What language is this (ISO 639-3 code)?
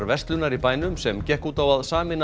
isl